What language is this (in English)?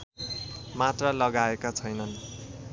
Nepali